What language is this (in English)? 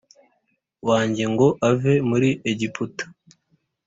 Kinyarwanda